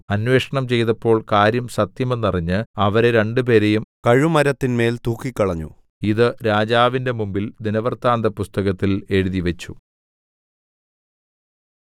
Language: Malayalam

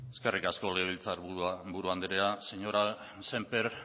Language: Basque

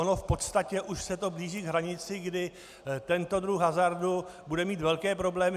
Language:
Czech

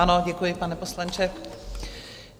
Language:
Czech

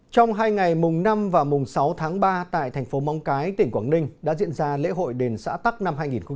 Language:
Vietnamese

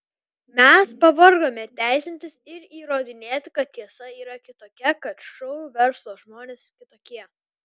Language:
Lithuanian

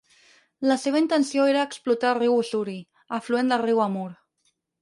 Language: Catalan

